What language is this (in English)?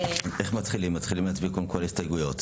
Hebrew